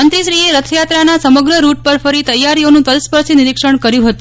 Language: Gujarati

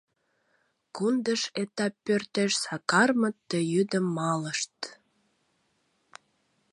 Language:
Mari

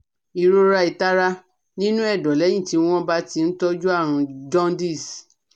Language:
Yoruba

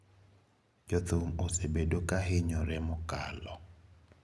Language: Luo (Kenya and Tanzania)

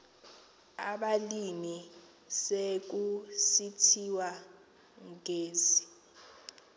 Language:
Xhosa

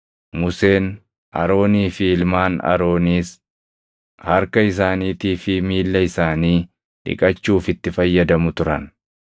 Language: Oromo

